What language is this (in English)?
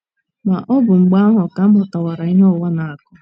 Igbo